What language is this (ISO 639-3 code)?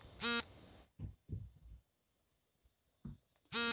kan